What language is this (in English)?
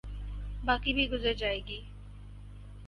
Urdu